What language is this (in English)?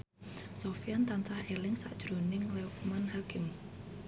Javanese